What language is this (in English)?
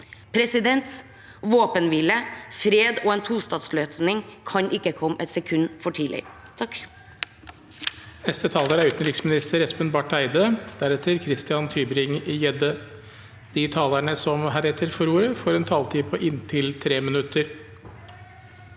Norwegian